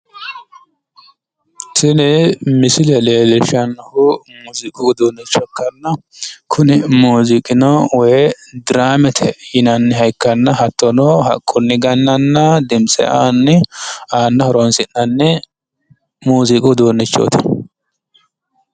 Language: Sidamo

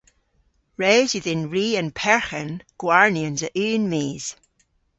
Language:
Cornish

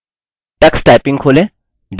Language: Hindi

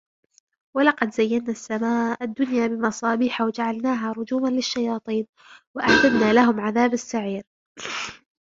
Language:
Arabic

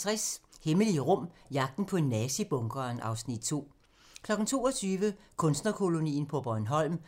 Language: Danish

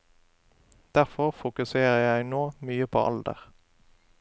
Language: Norwegian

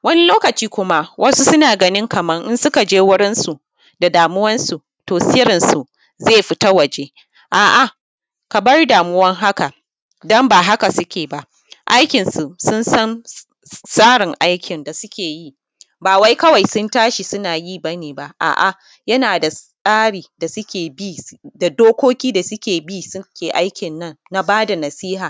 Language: Hausa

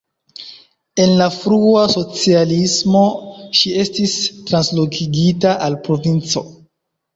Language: Esperanto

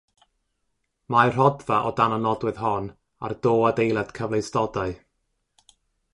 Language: Welsh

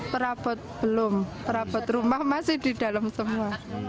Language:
Indonesian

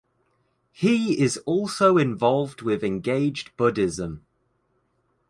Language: English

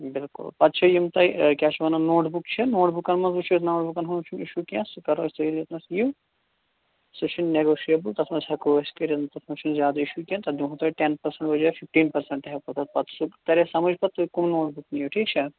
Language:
Kashmiri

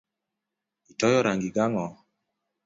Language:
Luo (Kenya and Tanzania)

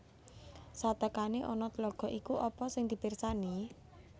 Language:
Javanese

